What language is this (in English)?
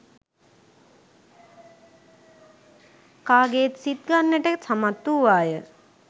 Sinhala